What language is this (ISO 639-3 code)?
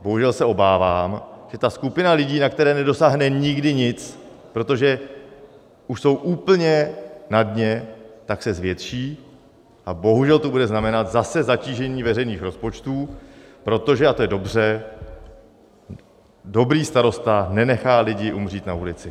ces